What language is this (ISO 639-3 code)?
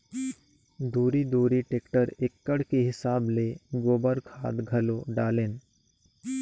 hne